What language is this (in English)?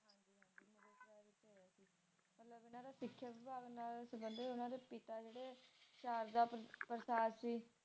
Punjabi